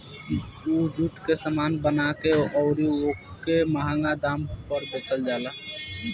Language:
Bhojpuri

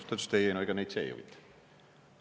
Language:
Estonian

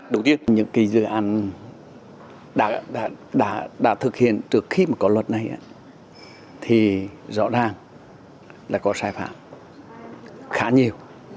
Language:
Vietnamese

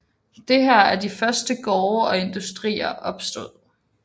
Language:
Danish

